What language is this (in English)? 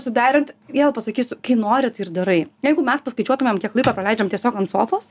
Lithuanian